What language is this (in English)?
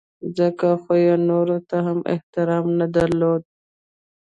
Pashto